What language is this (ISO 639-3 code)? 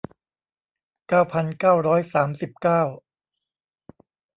tha